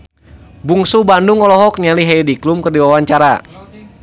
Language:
Sundanese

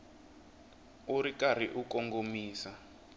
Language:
Tsonga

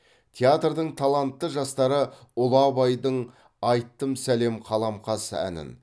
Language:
Kazakh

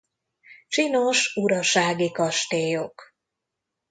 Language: Hungarian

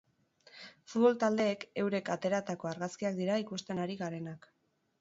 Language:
Basque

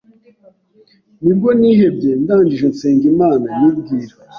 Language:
Kinyarwanda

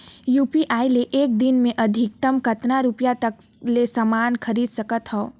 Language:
Chhattisgarhi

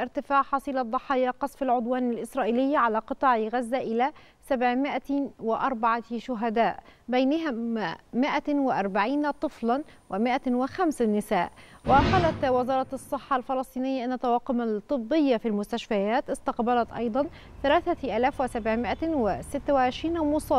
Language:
Arabic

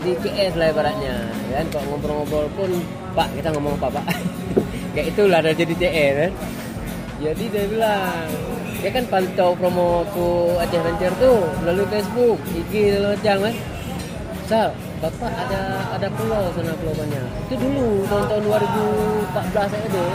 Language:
Indonesian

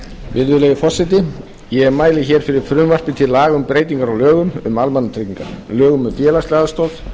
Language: Icelandic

